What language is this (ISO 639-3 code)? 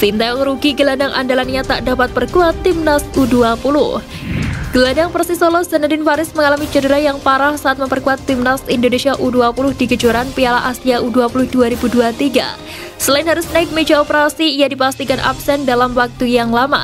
ind